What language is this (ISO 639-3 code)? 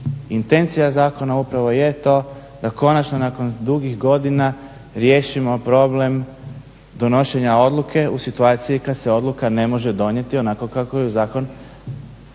hrv